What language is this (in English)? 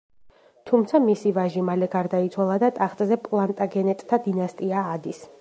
Georgian